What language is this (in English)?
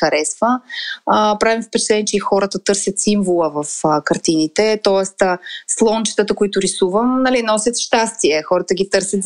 Bulgarian